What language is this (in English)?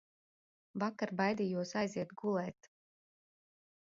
Latvian